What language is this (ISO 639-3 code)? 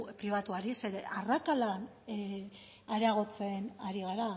eus